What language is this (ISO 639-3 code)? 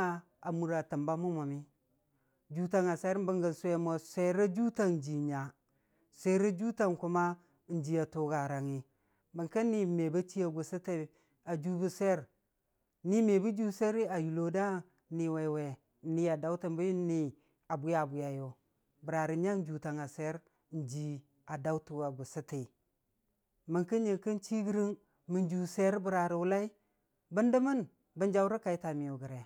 cfa